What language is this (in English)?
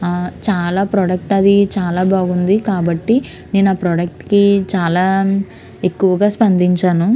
Telugu